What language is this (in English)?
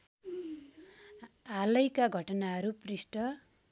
Nepali